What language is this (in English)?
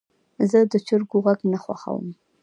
Pashto